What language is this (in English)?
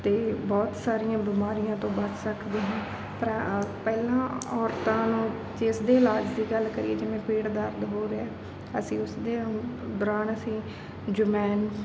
Punjabi